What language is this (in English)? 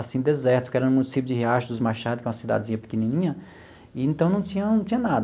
Portuguese